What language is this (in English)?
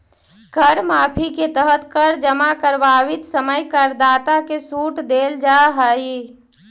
Magahi